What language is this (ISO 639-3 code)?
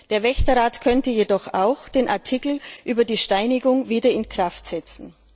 deu